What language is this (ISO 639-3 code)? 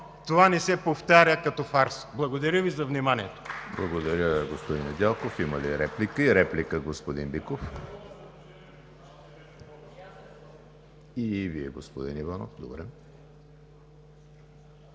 bul